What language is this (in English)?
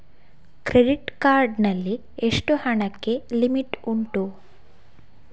Kannada